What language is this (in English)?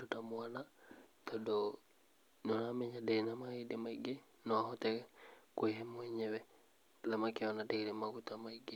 Kikuyu